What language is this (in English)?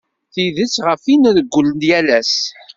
Kabyle